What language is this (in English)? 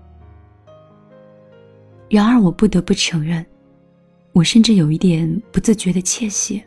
Chinese